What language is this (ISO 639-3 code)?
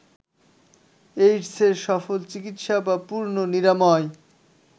ben